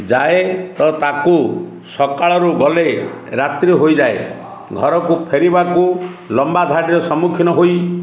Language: Odia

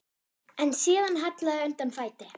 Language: Icelandic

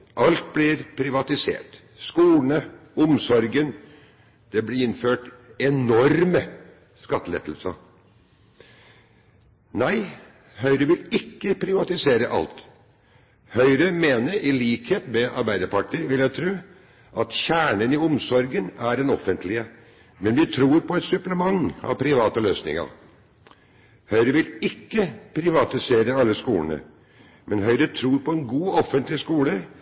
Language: Norwegian Bokmål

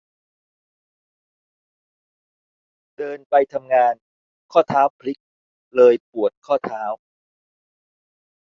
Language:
Thai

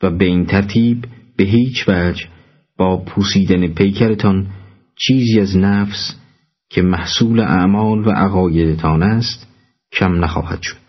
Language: Persian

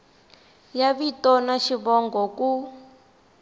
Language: Tsonga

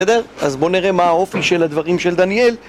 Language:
Hebrew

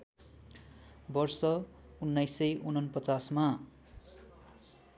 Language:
Nepali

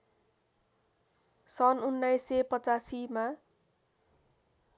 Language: Nepali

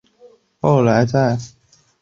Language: Chinese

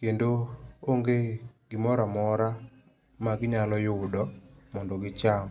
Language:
Luo (Kenya and Tanzania)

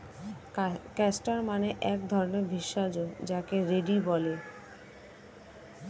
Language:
Bangla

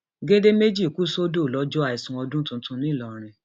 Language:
Yoruba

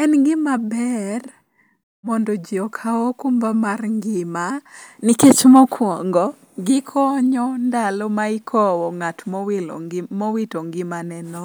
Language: Luo (Kenya and Tanzania)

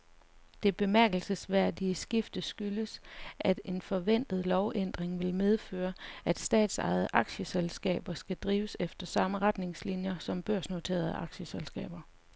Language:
Danish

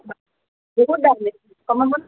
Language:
Assamese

